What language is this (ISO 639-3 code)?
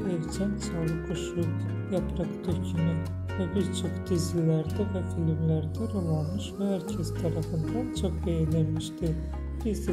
tur